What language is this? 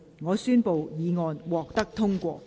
Cantonese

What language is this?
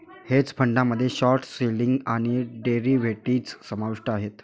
Marathi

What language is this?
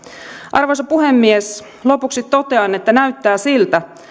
Finnish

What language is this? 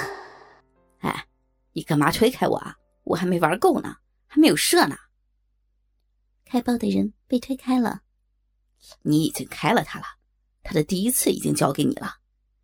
Chinese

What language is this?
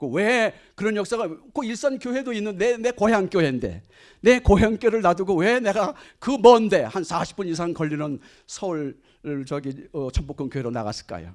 Korean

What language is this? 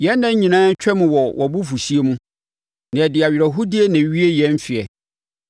Akan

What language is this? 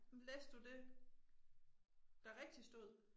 Danish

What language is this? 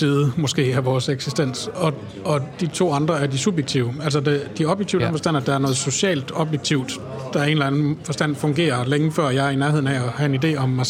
Danish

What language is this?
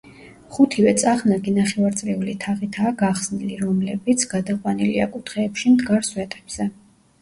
Georgian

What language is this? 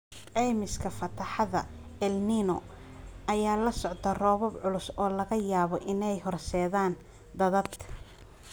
Somali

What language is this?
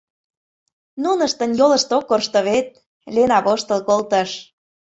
Mari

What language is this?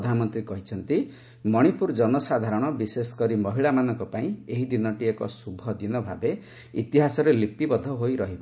Odia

